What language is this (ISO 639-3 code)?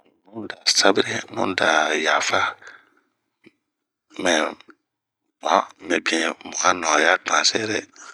bmq